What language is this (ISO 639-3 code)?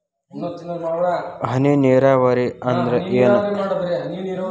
kan